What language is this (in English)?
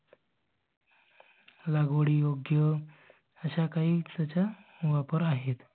Marathi